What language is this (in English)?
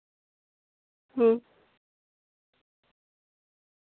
Santali